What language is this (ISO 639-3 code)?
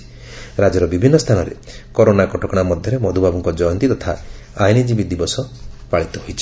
ori